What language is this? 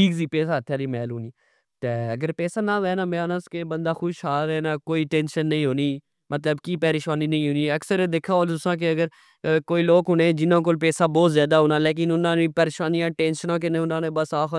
Pahari-Potwari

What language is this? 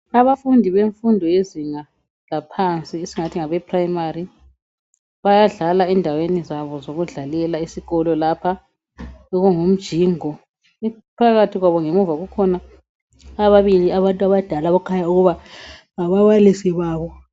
North Ndebele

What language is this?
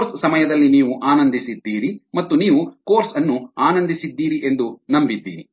Kannada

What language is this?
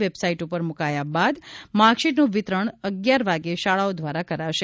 Gujarati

